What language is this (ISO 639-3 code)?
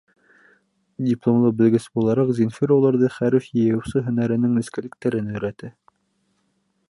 bak